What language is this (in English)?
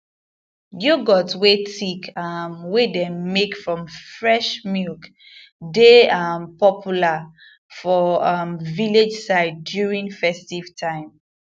Nigerian Pidgin